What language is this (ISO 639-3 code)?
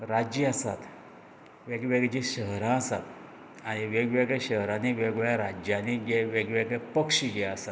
kok